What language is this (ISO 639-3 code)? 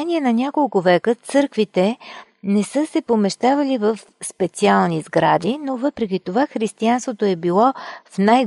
bul